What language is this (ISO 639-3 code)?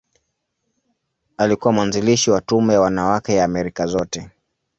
swa